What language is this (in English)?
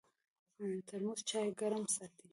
Pashto